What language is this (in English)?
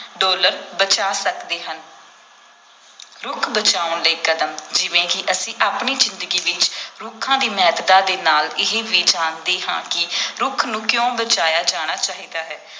Punjabi